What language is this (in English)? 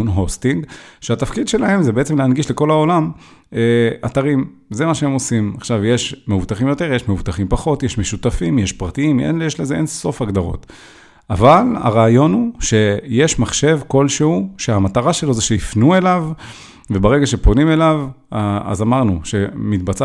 Hebrew